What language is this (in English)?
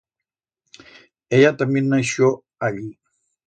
Aragonese